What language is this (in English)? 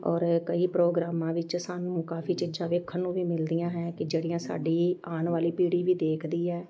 Punjabi